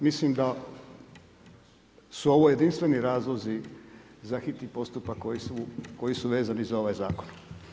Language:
Croatian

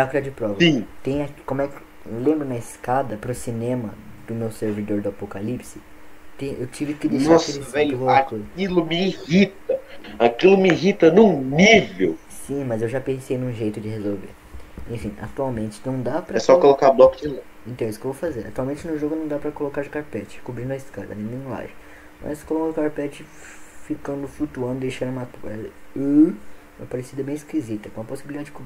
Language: Portuguese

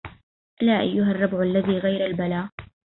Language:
Arabic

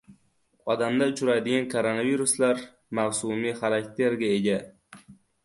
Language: Uzbek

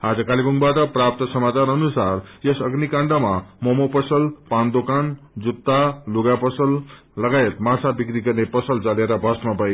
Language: Nepali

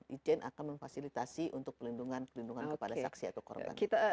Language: Indonesian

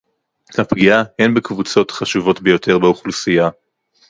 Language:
Hebrew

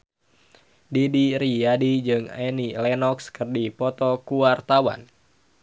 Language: Sundanese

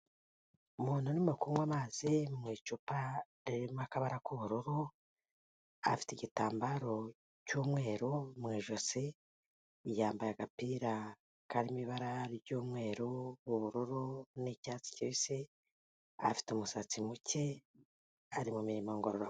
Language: Kinyarwanda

